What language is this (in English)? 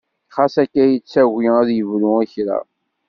Kabyle